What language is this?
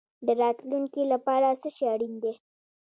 Pashto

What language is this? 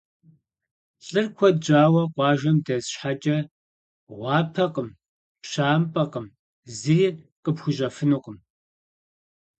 Kabardian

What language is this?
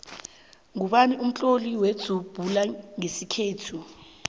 South Ndebele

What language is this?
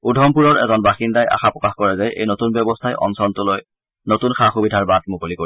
Assamese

